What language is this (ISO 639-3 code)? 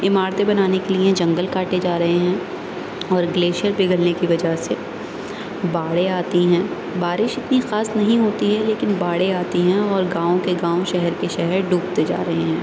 urd